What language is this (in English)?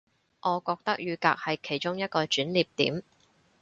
Cantonese